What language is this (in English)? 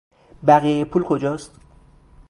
Persian